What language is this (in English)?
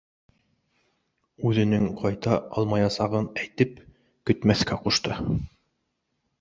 Bashkir